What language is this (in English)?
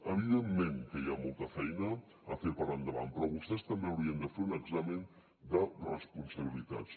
Catalan